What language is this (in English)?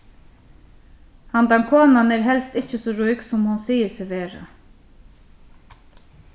Faroese